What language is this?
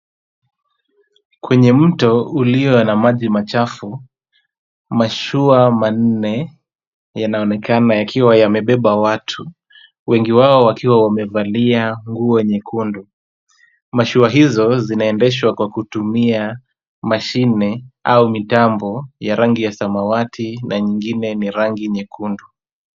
Swahili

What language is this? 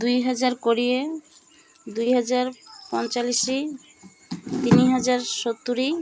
Odia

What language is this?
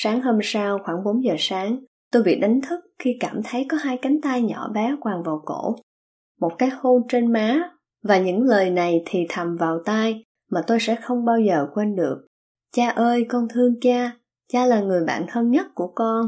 Vietnamese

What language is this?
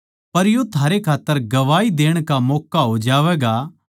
Haryanvi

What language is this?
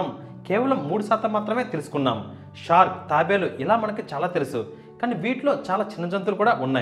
Telugu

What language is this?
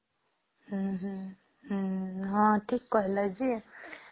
Odia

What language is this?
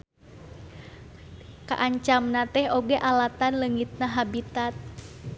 Sundanese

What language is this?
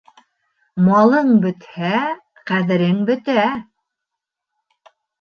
Bashkir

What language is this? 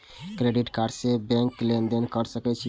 Maithili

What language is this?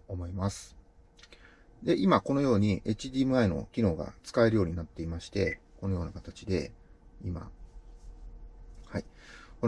Japanese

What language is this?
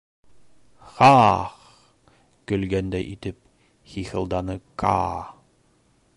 Bashkir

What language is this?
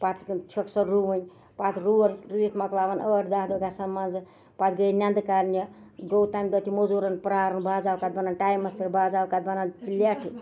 Kashmiri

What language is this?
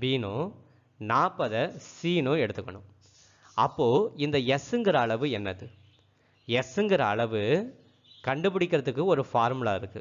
Hindi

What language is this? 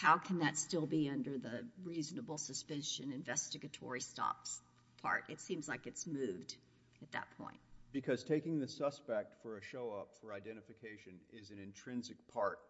English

